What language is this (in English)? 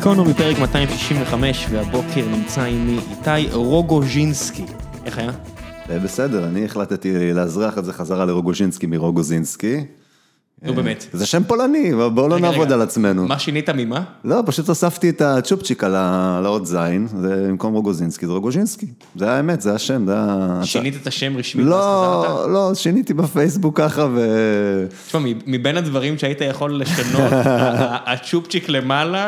Hebrew